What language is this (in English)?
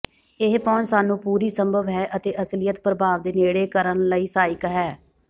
Punjabi